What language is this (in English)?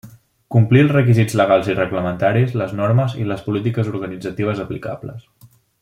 Catalan